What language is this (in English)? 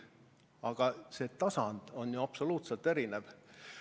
Estonian